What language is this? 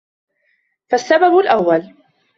Arabic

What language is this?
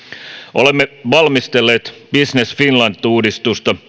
Finnish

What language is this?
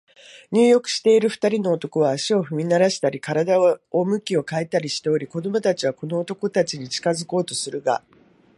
Japanese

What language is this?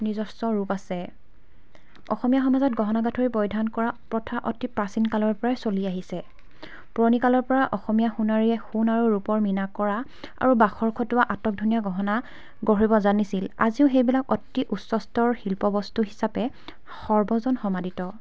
Assamese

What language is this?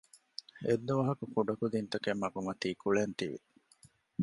Divehi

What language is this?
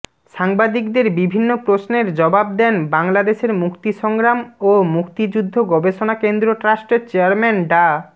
Bangla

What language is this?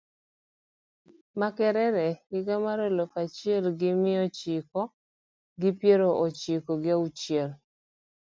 Luo (Kenya and Tanzania)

